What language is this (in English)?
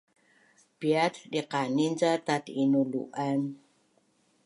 Bunun